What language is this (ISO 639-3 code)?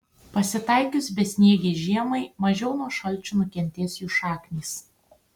lit